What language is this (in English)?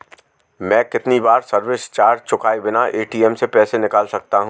Hindi